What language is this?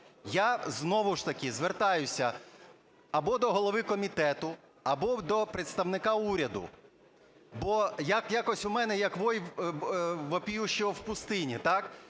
Ukrainian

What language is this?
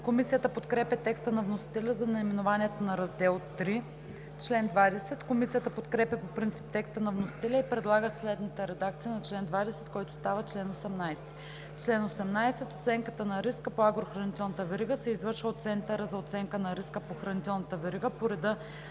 Bulgarian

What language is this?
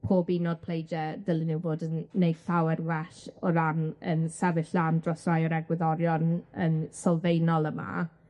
Welsh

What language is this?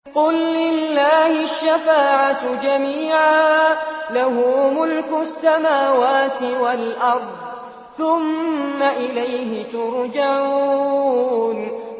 Arabic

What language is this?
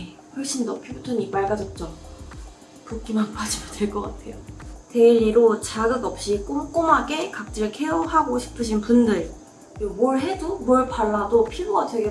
Korean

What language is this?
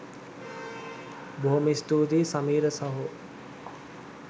Sinhala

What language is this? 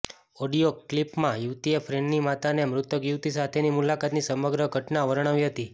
Gujarati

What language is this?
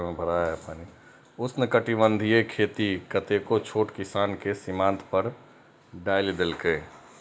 Maithili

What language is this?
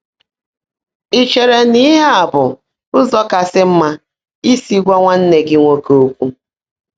Igbo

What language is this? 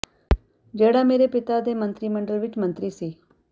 Punjabi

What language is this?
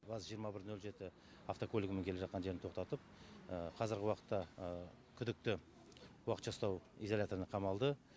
Kazakh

